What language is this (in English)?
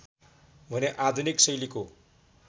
Nepali